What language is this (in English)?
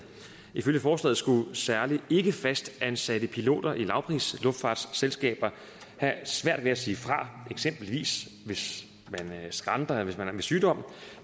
Danish